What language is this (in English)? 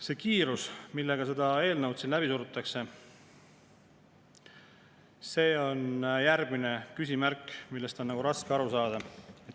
Estonian